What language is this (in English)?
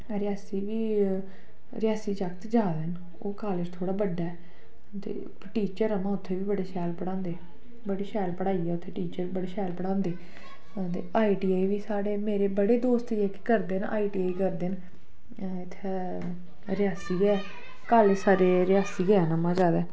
Dogri